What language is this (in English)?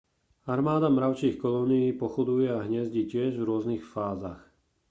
Slovak